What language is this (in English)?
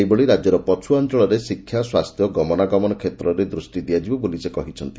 Odia